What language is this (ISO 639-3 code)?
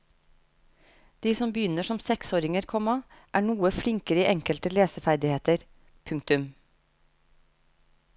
nor